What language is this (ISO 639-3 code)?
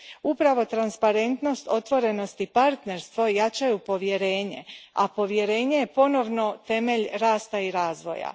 hrv